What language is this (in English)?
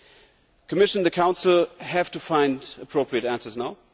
English